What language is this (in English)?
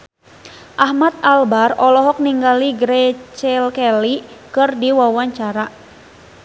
Sundanese